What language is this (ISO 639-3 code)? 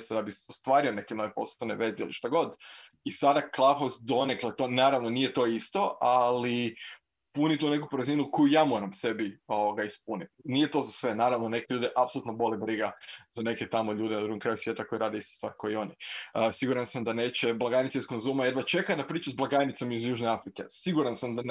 hrv